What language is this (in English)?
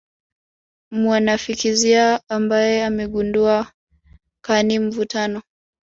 Swahili